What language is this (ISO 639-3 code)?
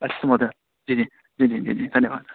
san